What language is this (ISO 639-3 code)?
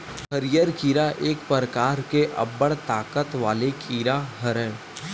hne